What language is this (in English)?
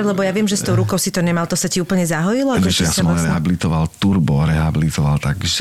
Slovak